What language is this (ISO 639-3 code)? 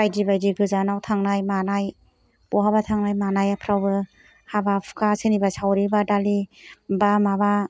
brx